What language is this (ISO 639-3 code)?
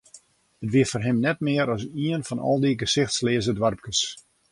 fry